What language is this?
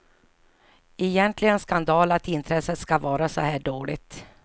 Swedish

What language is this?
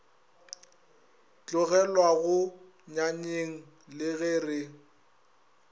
Northern Sotho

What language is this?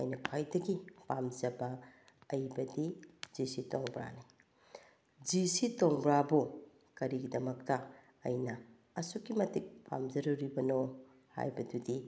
Manipuri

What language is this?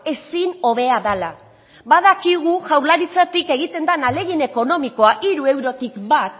Basque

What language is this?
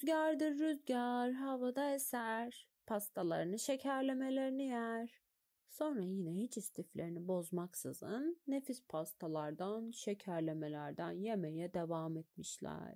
Turkish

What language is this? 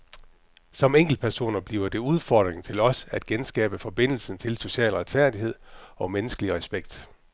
Danish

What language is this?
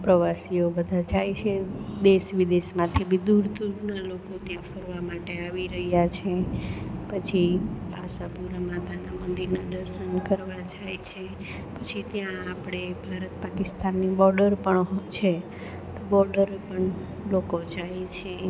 Gujarati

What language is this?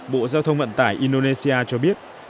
Vietnamese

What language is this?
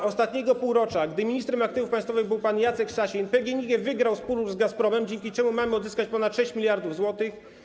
Polish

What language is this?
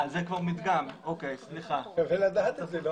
Hebrew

